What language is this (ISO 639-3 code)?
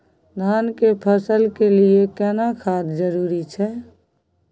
mai